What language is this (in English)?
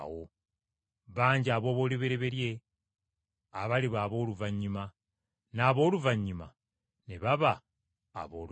Ganda